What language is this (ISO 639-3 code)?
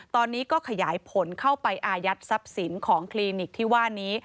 tha